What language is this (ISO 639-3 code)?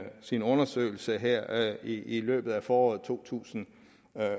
dan